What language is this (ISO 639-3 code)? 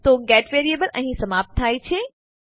guj